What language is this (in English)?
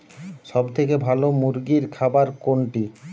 Bangla